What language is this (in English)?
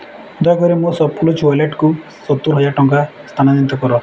Odia